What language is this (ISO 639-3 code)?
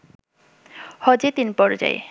ben